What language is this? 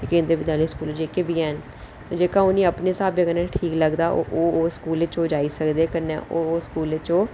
Dogri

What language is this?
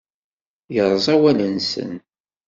Kabyle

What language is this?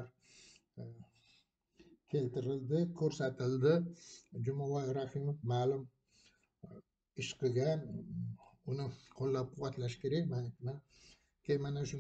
Arabic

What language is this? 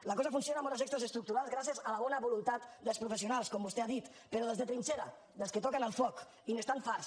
Catalan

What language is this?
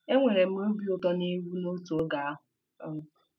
Igbo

